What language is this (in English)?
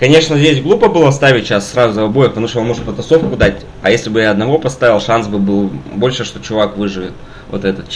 Russian